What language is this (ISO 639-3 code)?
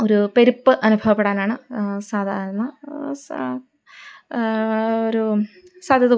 mal